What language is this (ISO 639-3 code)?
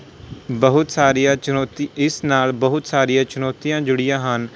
pan